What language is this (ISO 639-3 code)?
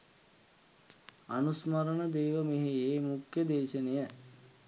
sin